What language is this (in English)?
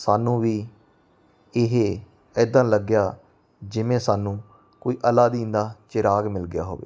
Punjabi